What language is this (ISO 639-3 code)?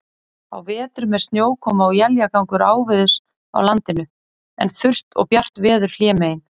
isl